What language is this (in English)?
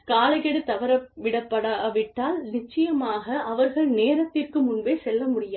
Tamil